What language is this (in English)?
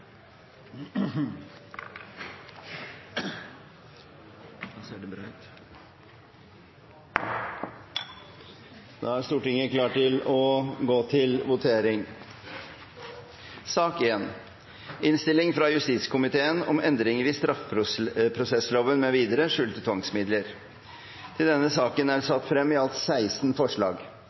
Norwegian Bokmål